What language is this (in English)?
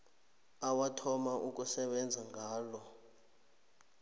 South Ndebele